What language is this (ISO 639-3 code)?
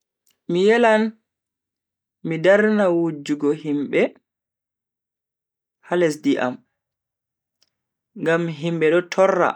fui